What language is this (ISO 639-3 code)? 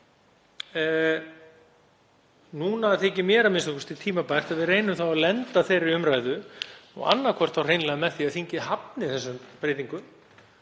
isl